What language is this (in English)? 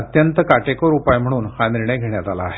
Marathi